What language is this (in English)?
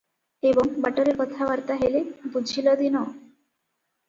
Odia